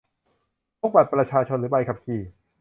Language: Thai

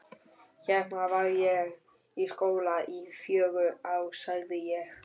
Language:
Icelandic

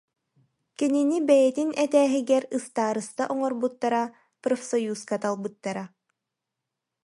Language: Yakut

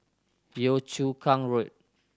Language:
English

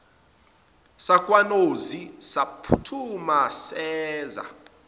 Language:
Zulu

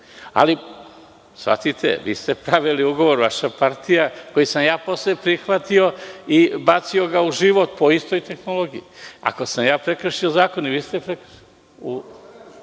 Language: Serbian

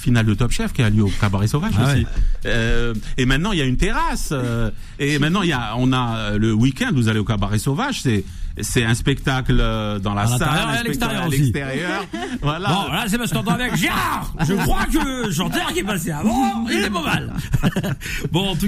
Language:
French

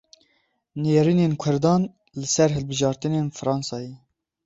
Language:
Kurdish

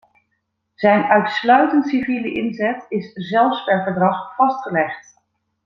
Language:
Dutch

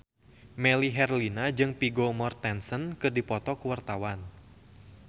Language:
Sundanese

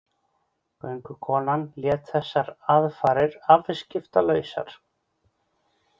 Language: Icelandic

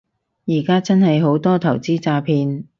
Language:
Cantonese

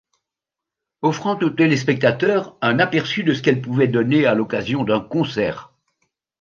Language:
French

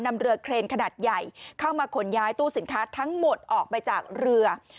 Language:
Thai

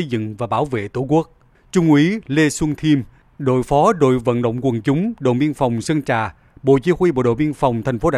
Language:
Vietnamese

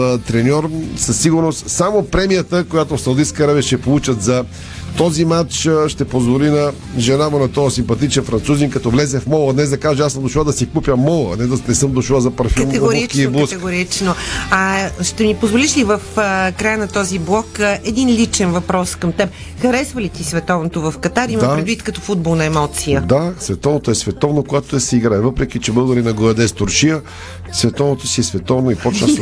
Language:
Bulgarian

